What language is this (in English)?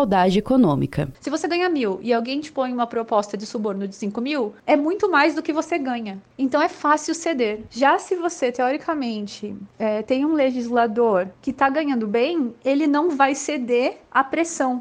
Portuguese